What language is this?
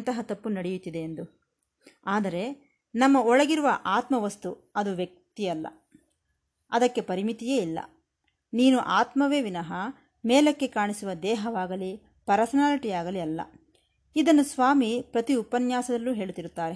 Kannada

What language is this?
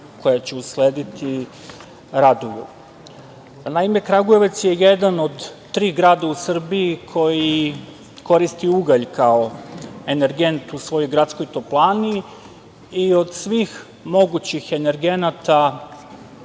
Serbian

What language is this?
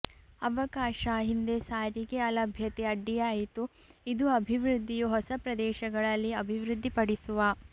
Kannada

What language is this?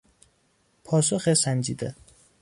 Persian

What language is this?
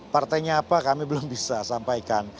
Indonesian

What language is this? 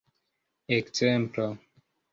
Esperanto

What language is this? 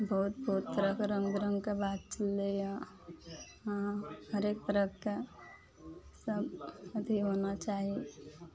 Maithili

